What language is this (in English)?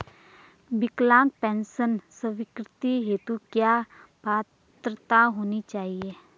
Hindi